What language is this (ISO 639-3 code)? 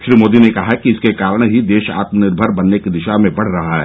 hin